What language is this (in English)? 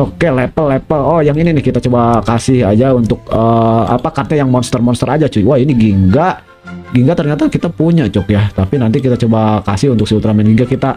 Indonesian